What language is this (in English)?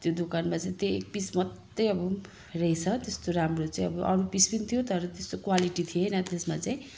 Nepali